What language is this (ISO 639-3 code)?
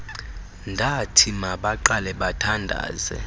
xho